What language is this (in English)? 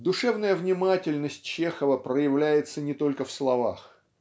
Russian